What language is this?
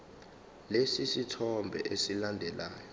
Zulu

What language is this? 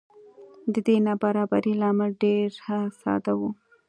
Pashto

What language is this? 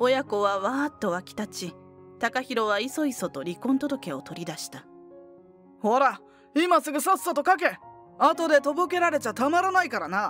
Japanese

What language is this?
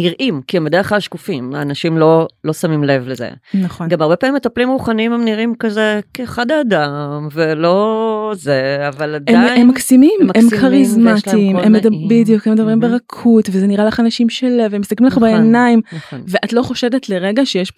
Hebrew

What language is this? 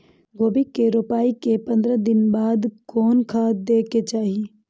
Maithili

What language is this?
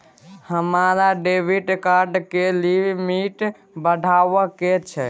Maithili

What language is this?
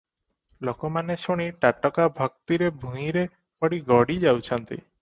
Odia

